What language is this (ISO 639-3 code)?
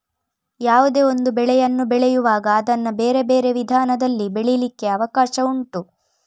kan